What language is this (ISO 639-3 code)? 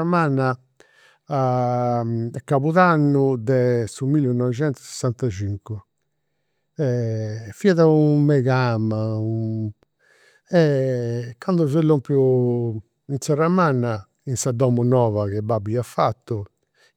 sro